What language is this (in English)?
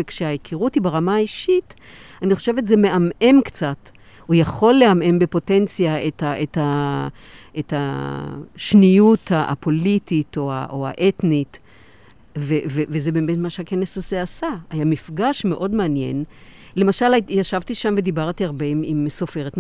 Hebrew